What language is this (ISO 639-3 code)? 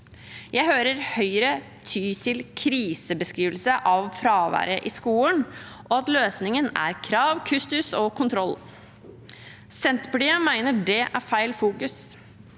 nor